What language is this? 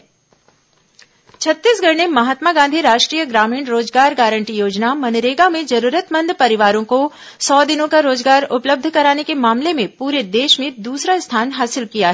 Hindi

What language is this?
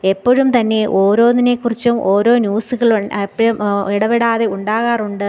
Malayalam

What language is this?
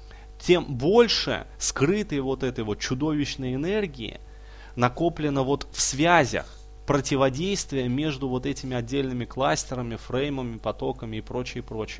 Russian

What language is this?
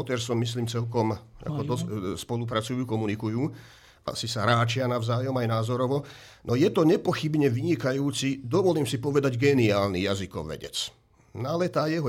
Slovak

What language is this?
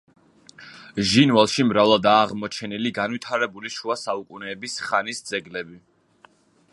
Georgian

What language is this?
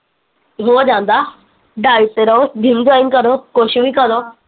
Punjabi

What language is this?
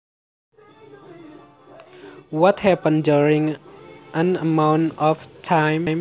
Javanese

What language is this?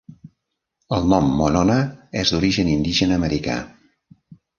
Catalan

